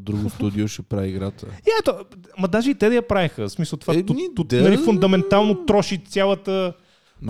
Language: Bulgarian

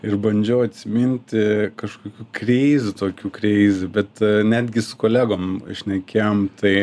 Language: Lithuanian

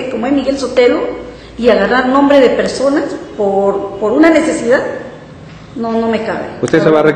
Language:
Spanish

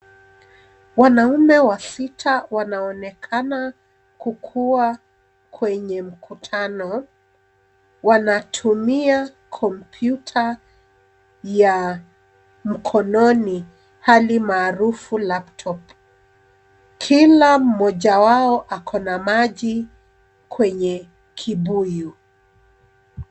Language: Swahili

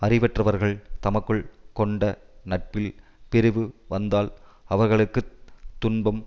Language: Tamil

